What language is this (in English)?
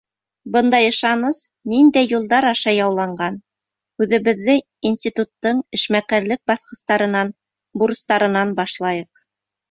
Bashkir